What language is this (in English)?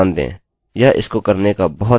Hindi